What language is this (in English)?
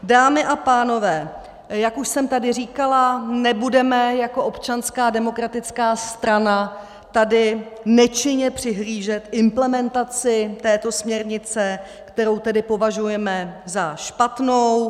Czech